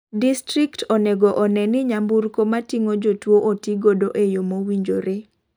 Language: Luo (Kenya and Tanzania)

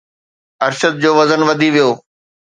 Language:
Sindhi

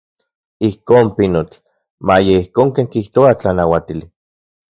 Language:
Central Puebla Nahuatl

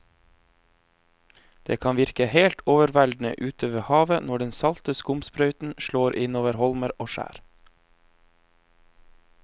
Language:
Norwegian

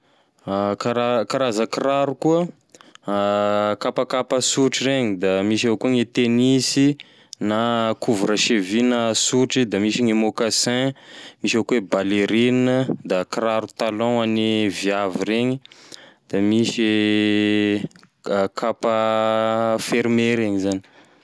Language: Tesaka Malagasy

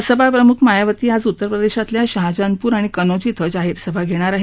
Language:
Marathi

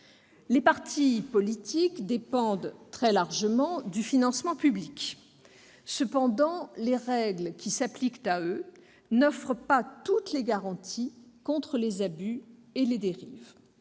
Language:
French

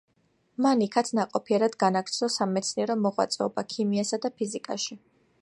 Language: Georgian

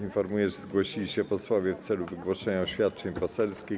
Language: Polish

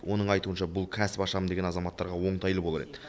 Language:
Kazakh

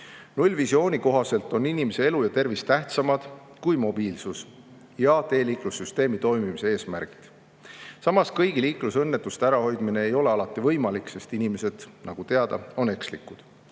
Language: Estonian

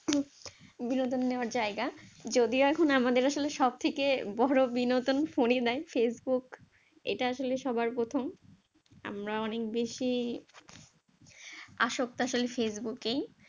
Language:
Bangla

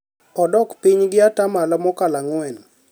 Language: Luo (Kenya and Tanzania)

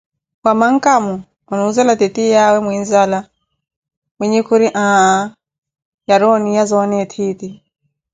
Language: Koti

